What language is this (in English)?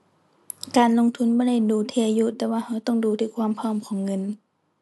Thai